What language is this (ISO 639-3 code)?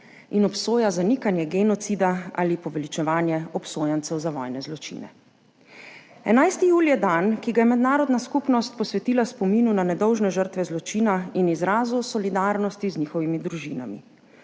slv